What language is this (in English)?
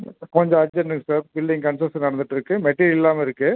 Tamil